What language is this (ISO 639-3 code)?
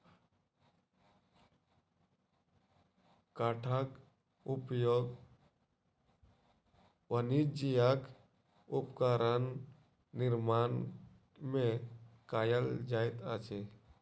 mai